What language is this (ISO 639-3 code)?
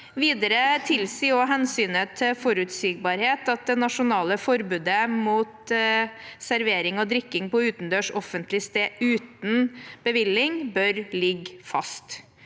nor